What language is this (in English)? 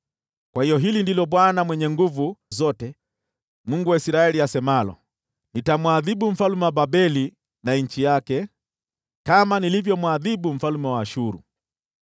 Swahili